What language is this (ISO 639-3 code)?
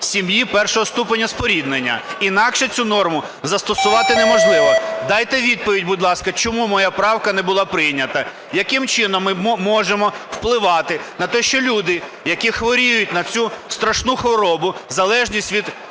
ukr